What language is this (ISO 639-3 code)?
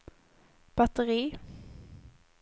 swe